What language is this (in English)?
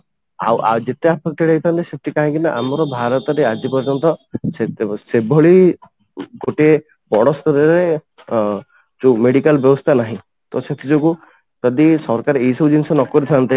Odia